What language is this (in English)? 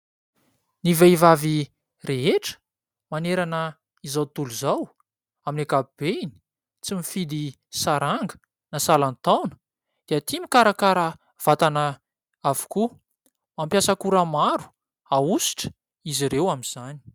Malagasy